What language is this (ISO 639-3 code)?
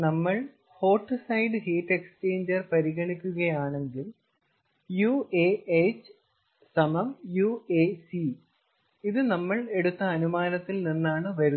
mal